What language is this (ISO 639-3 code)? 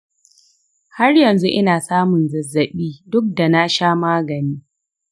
hau